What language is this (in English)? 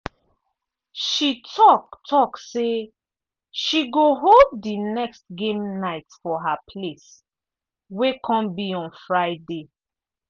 Nigerian Pidgin